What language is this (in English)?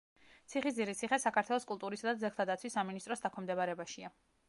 Georgian